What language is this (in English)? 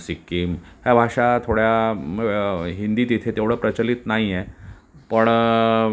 Marathi